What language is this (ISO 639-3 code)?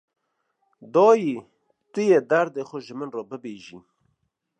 kur